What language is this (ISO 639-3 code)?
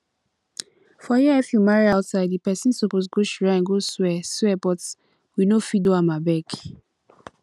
pcm